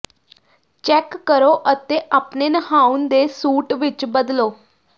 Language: Punjabi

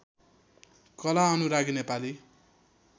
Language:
Nepali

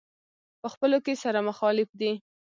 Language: Pashto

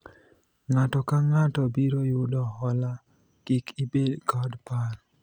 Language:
Luo (Kenya and Tanzania)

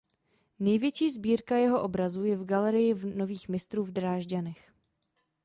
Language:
Czech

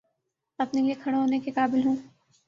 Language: Urdu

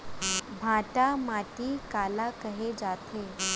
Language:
Chhattisgarhi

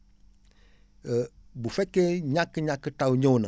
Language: Wolof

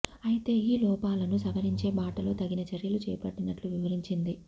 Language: Telugu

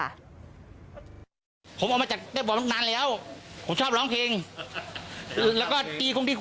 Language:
Thai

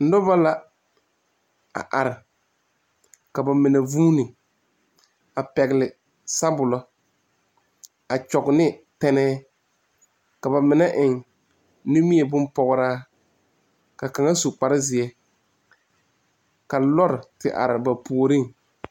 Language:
Southern Dagaare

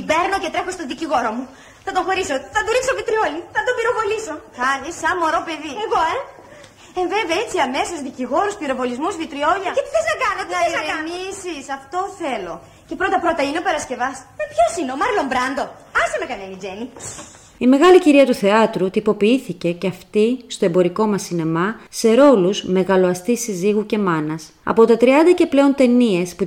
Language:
Greek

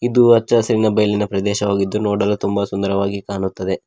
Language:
Kannada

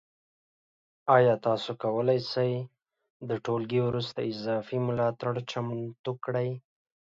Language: Pashto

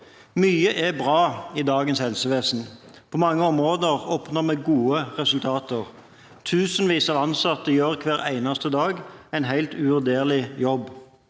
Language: Norwegian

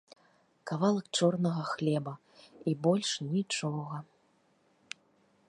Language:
Belarusian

